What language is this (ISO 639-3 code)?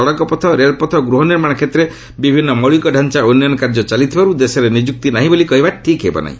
ori